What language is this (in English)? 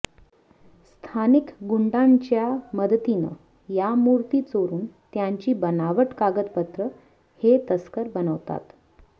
Marathi